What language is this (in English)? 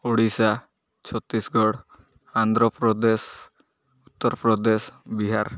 Odia